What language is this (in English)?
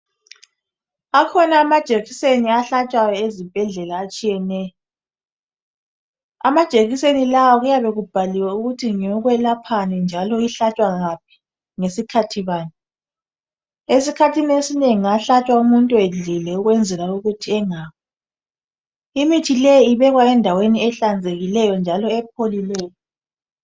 North Ndebele